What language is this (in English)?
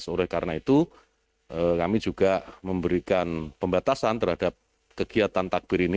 Indonesian